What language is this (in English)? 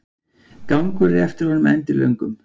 Icelandic